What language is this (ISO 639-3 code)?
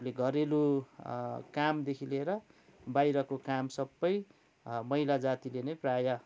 nep